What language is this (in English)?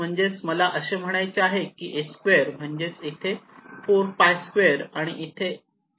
Marathi